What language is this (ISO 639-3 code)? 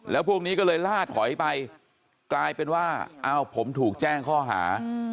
tha